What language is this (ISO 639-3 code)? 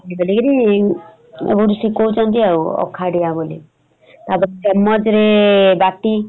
ori